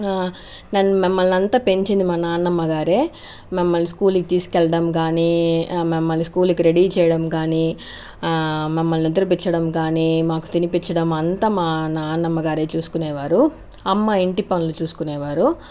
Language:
Telugu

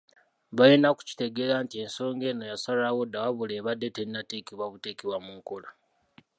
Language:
Ganda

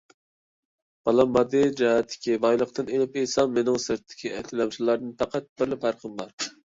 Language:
Uyghur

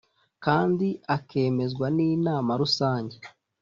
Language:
Kinyarwanda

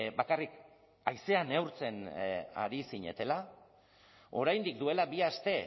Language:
Basque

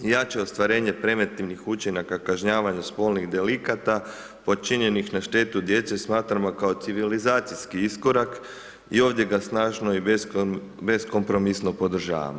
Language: Croatian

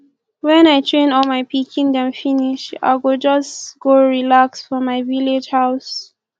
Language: Nigerian Pidgin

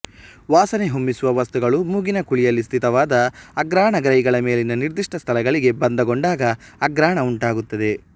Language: Kannada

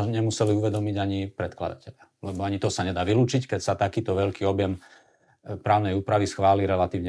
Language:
Slovak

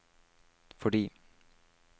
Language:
Norwegian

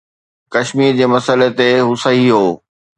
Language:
Sindhi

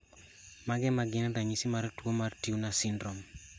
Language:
Luo (Kenya and Tanzania)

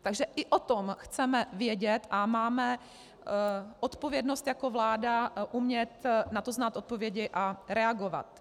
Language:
Czech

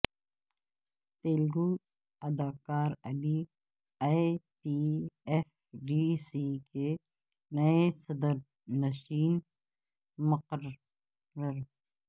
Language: Urdu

